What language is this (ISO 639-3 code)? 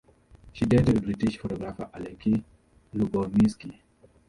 eng